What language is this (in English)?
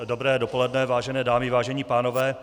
Czech